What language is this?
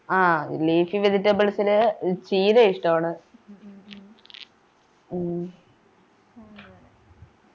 Malayalam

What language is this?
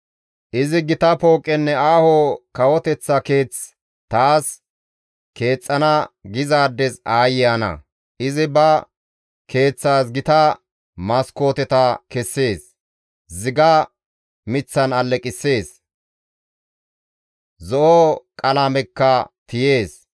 Gamo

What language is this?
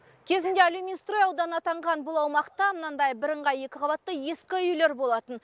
Kazakh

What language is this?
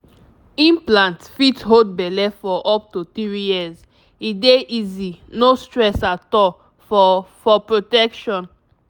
Nigerian Pidgin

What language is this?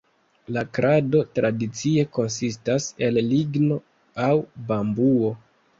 Esperanto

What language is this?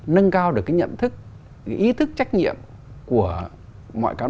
Vietnamese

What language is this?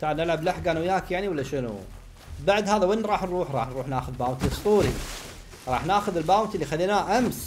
Arabic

